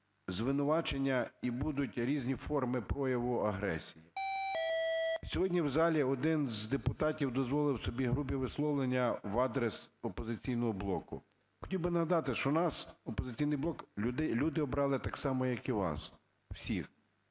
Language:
Ukrainian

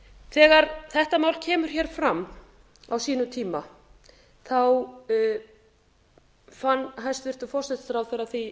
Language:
Icelandic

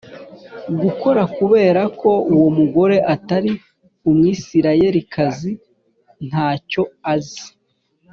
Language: Kinyarwanda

